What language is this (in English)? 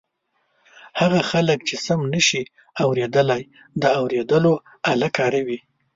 Pashto